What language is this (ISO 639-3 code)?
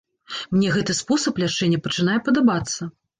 bel